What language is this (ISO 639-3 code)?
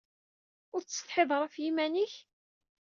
kab